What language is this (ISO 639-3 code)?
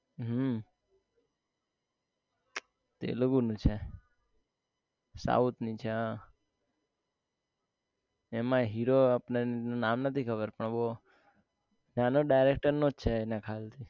guj